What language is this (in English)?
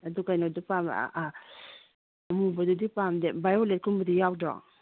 Manipuri